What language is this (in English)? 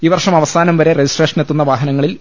Malayalam